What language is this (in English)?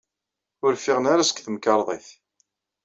Kabyle